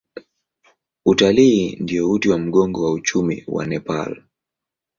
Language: Swahili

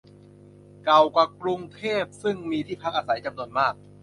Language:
Thai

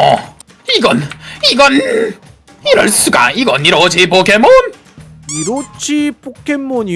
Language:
Korean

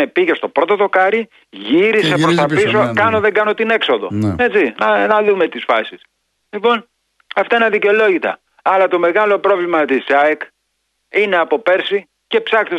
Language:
Greek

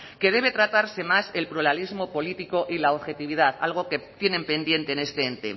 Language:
Spanish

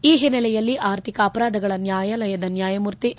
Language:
Kannada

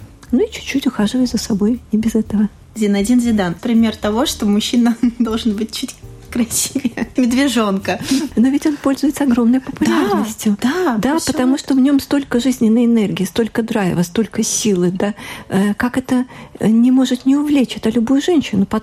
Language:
Russian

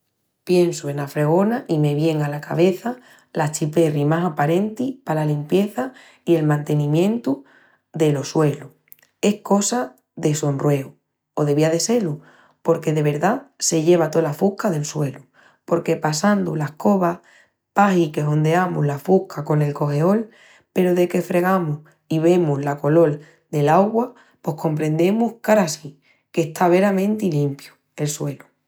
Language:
Extremaduran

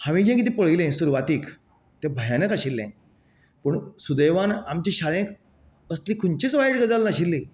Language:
Konkani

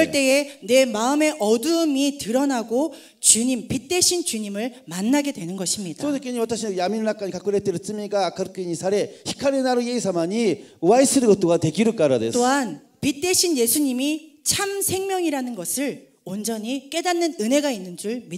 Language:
Korean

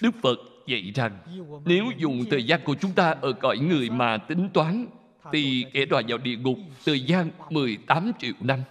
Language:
Vietnamese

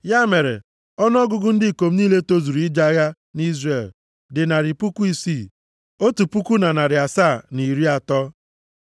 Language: Igbo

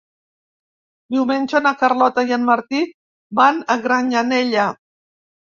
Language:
Catalan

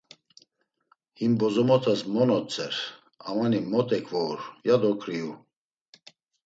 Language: Laz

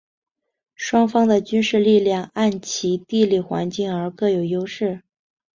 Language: Chinese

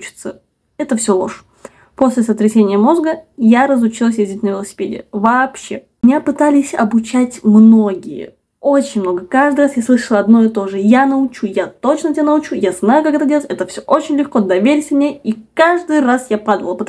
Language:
Russian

